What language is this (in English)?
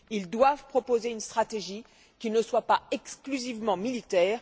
French